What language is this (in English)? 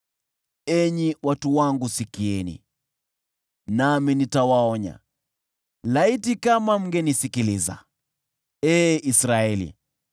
Swahili